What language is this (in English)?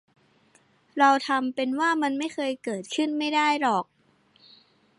Thai